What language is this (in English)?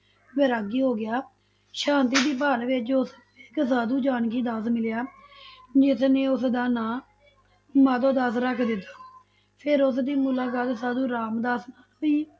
Punjabi